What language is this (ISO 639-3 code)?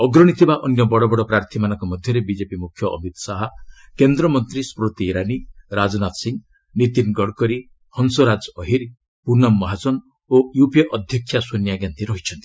ori